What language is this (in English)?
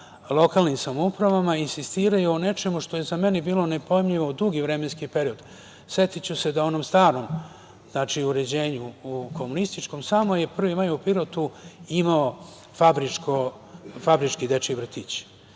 Serbian